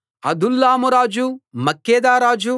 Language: Telugu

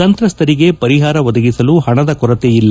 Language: Kannada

